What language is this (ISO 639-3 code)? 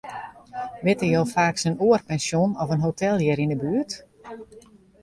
fry